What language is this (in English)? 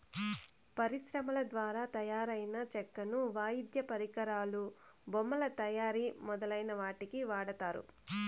Telugu